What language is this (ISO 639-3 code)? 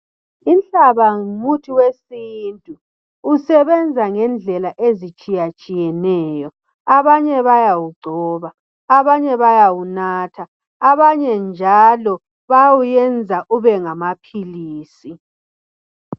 nde